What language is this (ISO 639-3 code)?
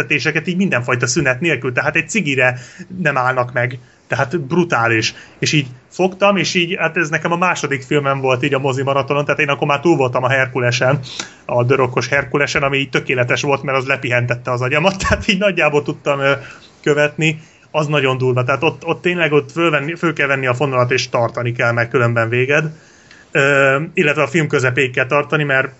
hun